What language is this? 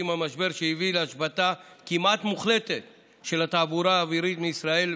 Hebrew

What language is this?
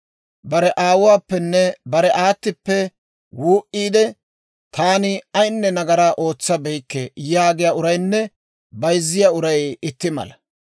Dawro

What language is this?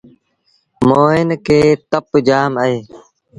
Sindhi Bhil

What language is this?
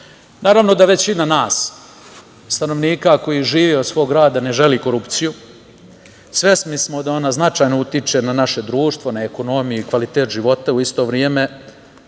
Serbian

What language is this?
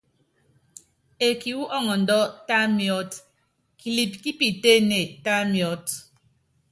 Yangben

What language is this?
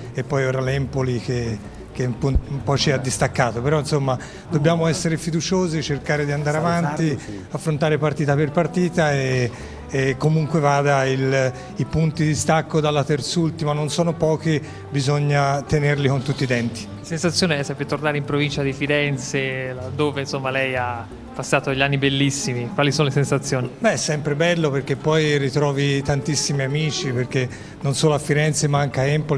Italian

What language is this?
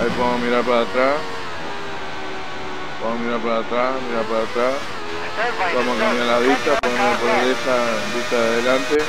Spanish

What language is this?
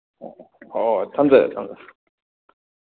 Manipuri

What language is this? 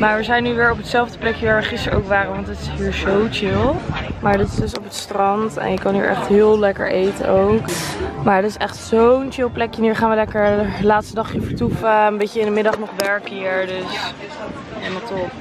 Dutch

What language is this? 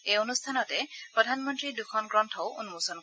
Assamese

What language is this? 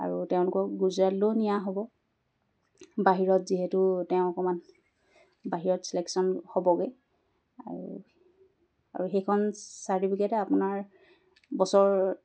Assamese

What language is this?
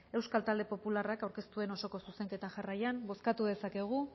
Basque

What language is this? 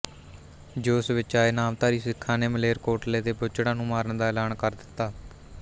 Punjabi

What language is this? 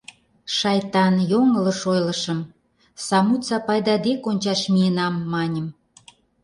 Mari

